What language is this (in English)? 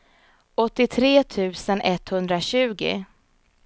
Swedish